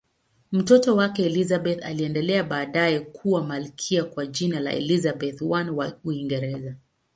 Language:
Swahili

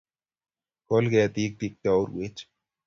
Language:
Kalenjin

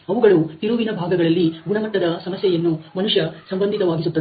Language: Kannada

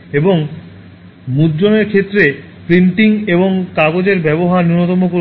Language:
Bangla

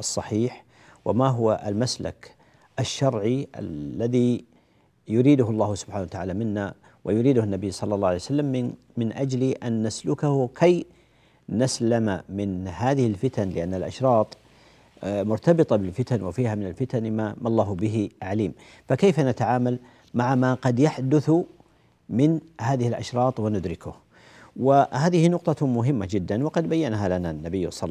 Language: Arabic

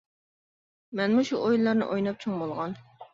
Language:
Uyghur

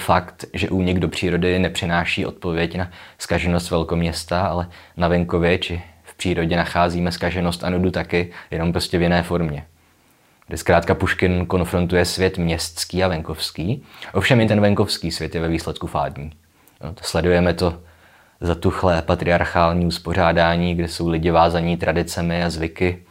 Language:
Czech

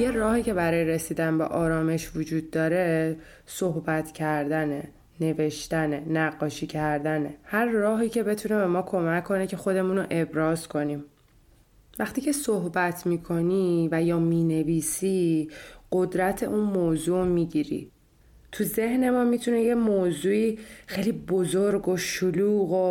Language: Persian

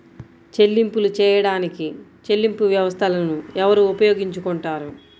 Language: Telugu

